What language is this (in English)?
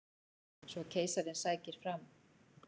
Icelandic